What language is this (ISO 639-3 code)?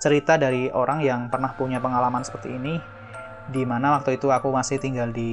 ind